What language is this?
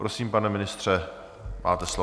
Czech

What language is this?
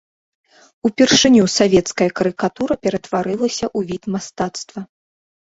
Belarusian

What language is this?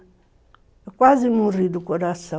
Portuguese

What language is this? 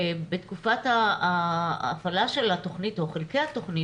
Hebrew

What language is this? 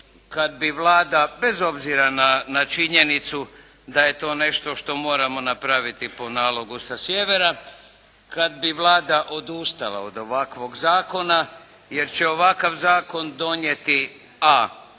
Croatian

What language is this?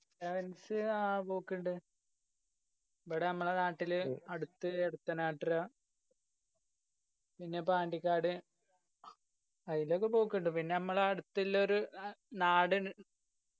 Malayalam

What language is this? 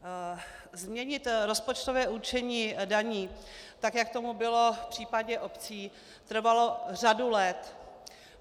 Czech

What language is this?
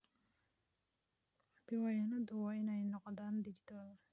Somali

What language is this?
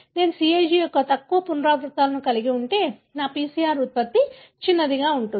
Telugu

